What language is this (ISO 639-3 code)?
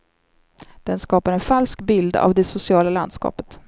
swe